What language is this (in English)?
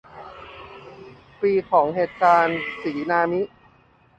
Thai